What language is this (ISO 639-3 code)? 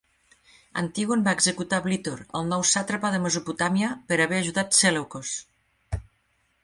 cat